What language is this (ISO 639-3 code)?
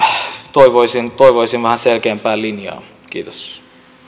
fin